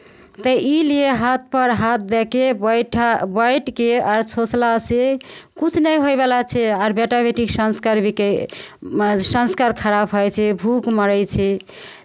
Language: Maithili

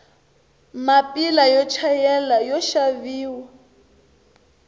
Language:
Tsonga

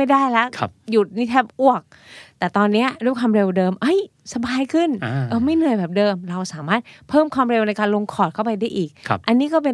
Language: Thai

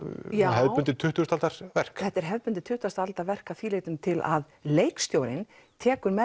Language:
Icelandic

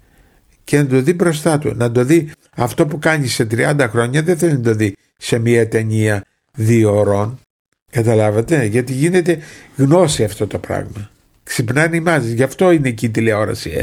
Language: Greek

